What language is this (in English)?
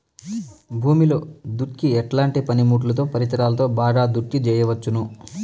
Telugu